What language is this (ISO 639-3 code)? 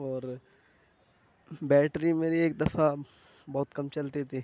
urd